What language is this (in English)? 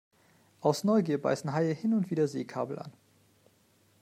German